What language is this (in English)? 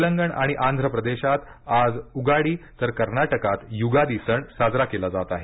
Marathi